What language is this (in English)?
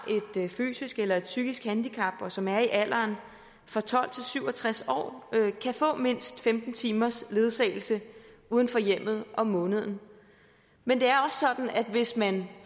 Danish